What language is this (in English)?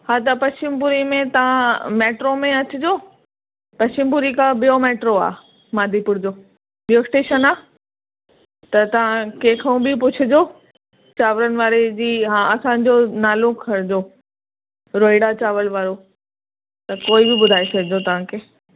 Sindhi